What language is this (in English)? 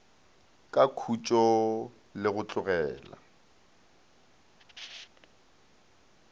Northern Sotho